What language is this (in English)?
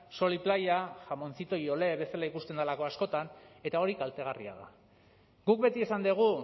Basque